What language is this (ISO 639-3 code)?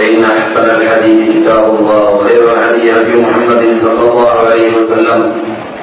mal